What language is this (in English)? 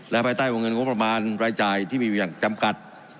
Thai